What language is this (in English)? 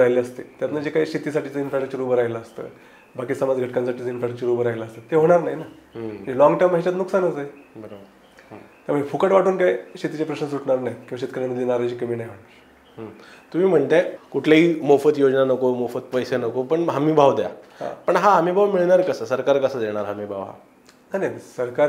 Marathi